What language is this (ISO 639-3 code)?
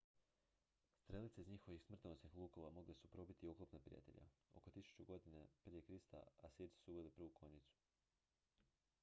hrv